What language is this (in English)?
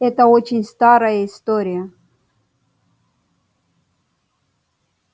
Russian